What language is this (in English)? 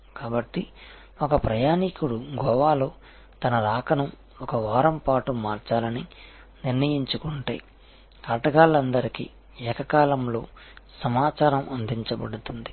Telugu